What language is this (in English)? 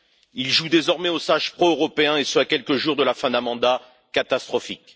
French